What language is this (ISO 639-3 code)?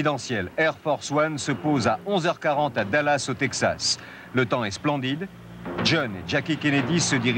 fra